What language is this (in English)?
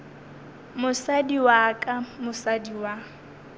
Northern Sotho